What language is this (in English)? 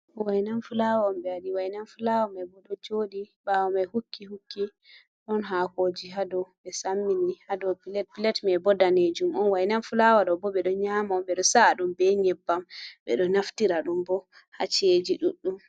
Fula